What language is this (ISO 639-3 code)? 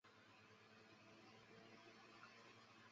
zho